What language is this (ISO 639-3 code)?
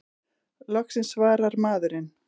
isl